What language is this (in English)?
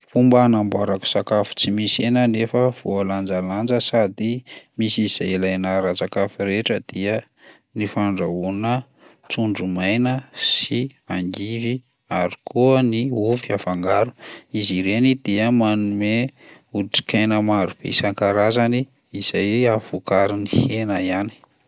Malagasy